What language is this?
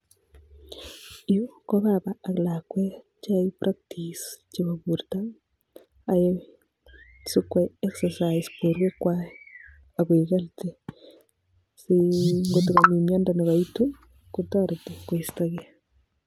Kalenjin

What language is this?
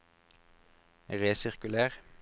Norwegian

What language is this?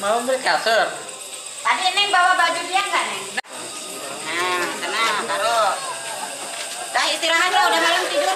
Indonesian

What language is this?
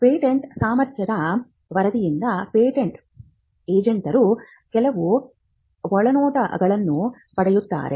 Kannada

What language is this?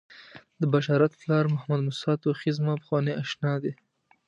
Pashto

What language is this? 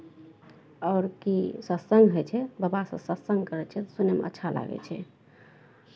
Maithili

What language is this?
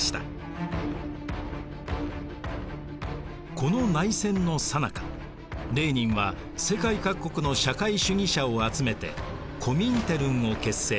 Japanese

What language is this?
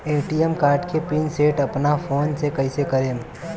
Bhojpuri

